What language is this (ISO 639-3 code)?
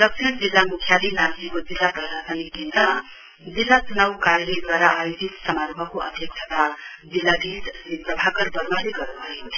nep